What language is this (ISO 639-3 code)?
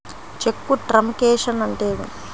tel